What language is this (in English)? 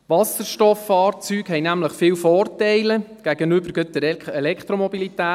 Swiss German